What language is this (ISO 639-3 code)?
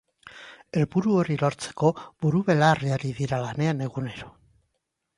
eus